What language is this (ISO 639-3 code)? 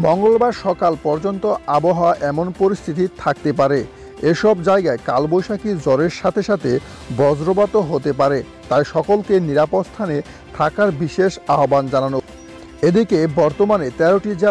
ron